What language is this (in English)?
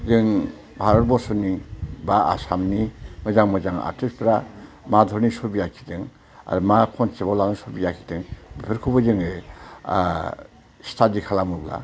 Bodo